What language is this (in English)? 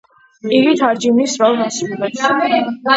Georgian